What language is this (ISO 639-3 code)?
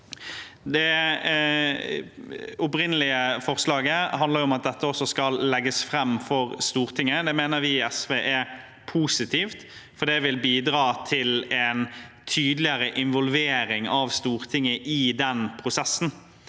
nor